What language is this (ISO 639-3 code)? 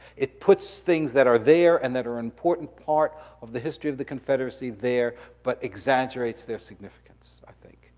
eng